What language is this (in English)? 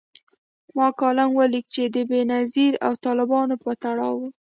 Pashto